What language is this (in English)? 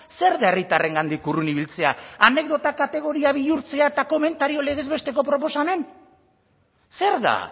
Basque